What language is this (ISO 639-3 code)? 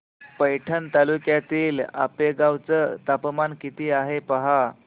mar